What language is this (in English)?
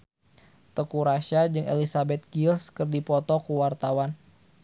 Sundanese